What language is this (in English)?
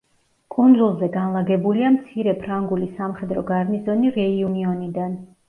Georgian